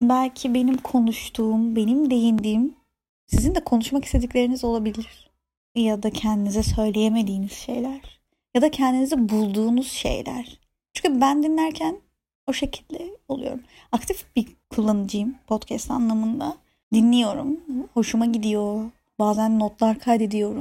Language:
Turkish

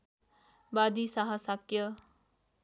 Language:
Nepali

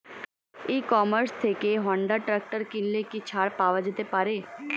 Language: Bangla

